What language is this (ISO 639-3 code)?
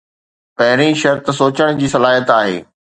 snd